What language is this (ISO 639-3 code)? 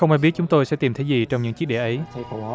vie